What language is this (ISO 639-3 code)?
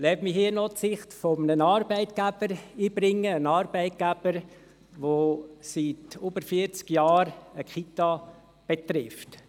gsw